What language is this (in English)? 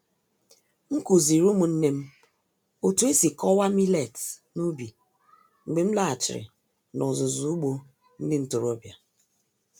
Igbo